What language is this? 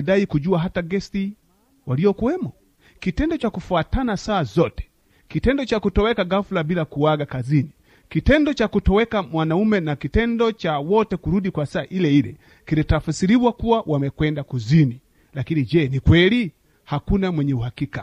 Swahili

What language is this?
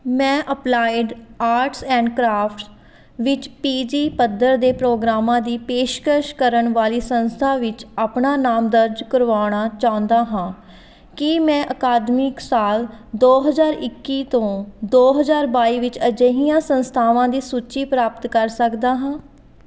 Punjabi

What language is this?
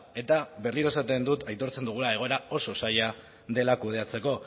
Basque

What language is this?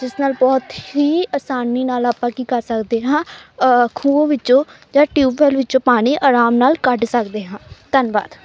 Punjabi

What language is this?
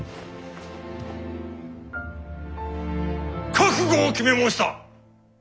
Japanese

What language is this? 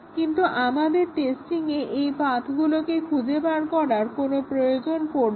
Bangla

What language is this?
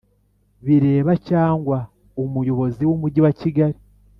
Kinyarwanda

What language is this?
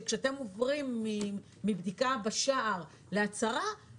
Hebrew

